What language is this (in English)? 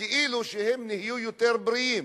Hebrew